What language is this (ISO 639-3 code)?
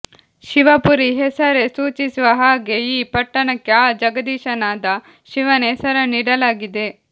kan